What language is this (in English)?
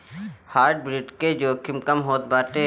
Bhojpuri